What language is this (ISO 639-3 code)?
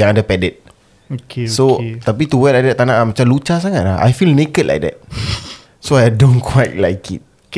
msa